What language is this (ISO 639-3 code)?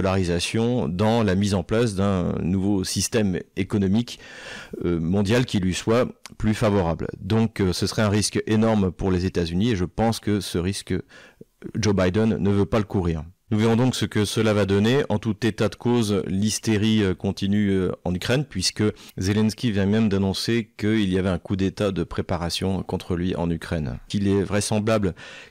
fra